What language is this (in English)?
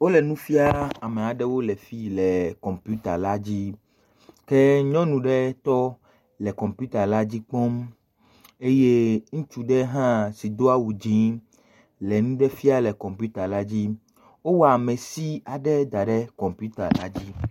Ewe